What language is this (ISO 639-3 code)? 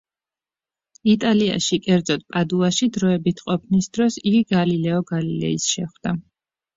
kat